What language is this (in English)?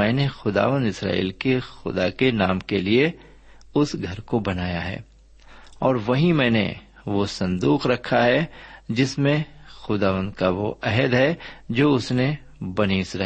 Urdu